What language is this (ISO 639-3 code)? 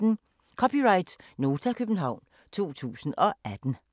dan